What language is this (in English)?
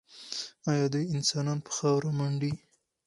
Pashto